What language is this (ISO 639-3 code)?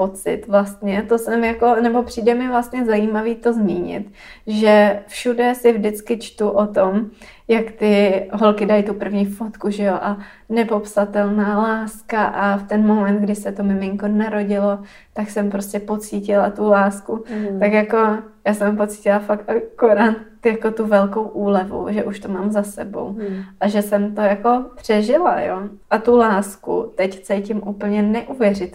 ces